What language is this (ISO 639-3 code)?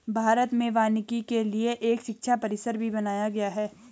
hin